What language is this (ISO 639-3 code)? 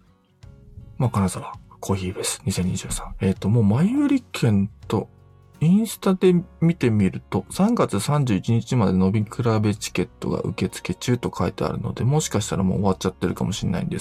jpn